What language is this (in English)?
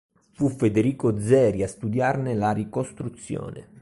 Italian